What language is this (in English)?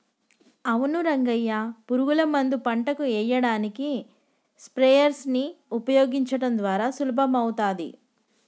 Telugu